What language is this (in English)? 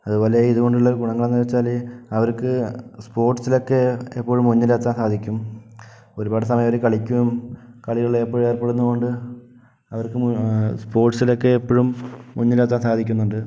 Malayalam